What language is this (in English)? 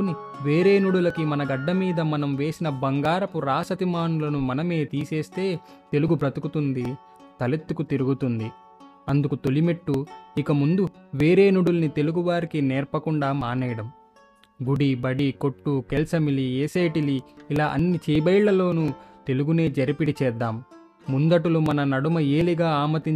Telugu